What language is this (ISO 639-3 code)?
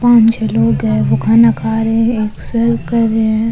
raj